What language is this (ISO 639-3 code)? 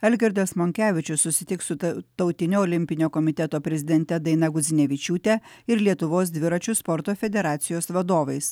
lit